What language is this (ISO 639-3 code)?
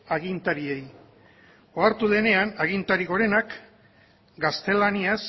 eus